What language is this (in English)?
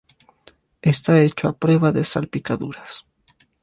Spanish